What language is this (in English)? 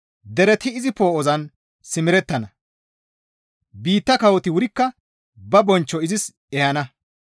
Gamo